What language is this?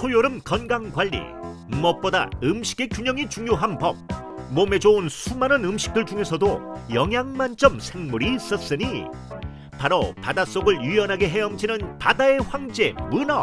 Korean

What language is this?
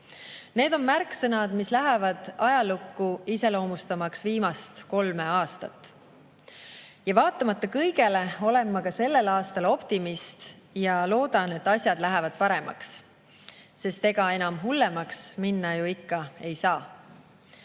Estonian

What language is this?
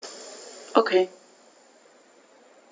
German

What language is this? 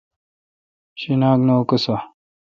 Kalkoti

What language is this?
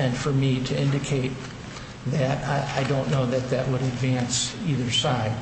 English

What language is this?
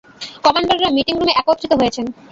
Bangla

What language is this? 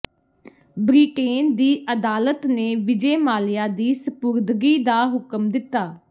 Punjabi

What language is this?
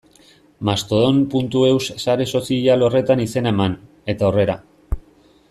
Basque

